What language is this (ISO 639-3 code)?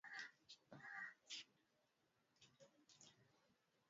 swa